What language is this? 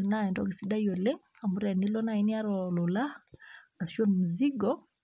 Masai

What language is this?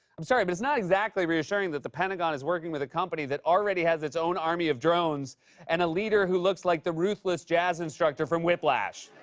English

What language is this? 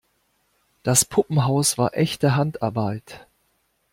German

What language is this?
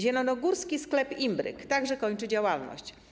Polish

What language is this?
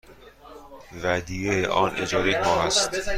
Persian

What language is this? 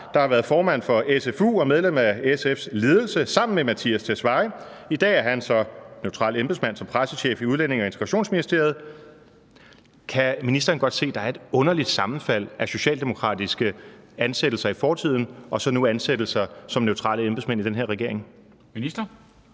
Danish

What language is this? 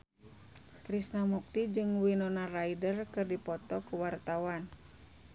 Sundanese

